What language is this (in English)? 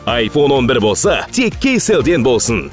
Kazakh